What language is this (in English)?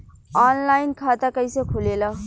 Bhojpuri